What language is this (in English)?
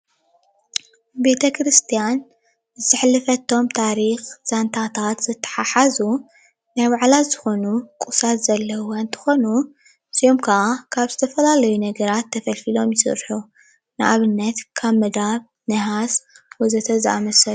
Tigrinya